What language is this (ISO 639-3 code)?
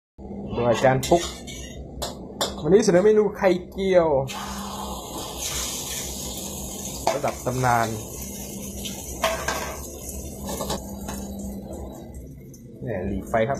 tha